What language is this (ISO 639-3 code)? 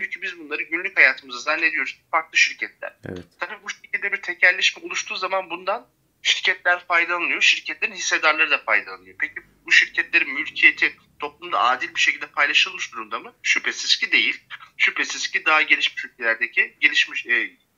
tur